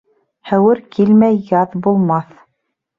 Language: Bashkir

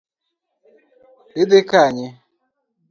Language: Luo (Kenya and Tanzania)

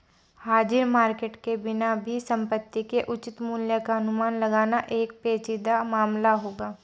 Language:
Hindi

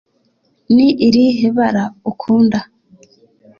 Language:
Kinyarwanda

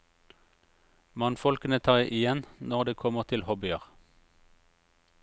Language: Norwegian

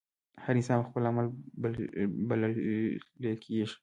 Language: Pashto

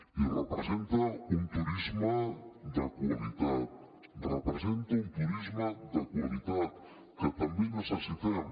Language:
Catalan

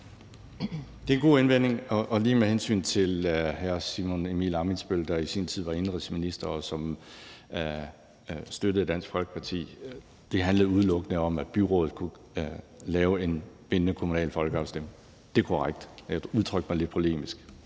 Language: Danish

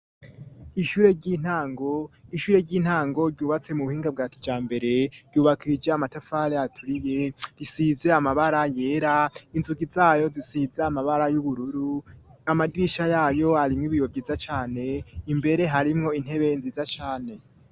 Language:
Rundi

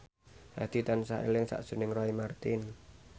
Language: Javanese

